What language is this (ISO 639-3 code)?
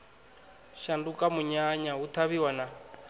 ven